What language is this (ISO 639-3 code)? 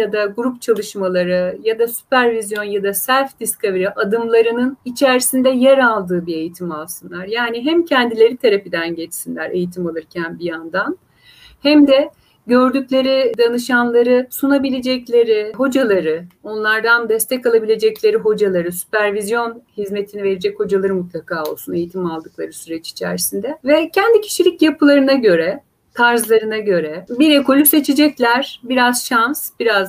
tur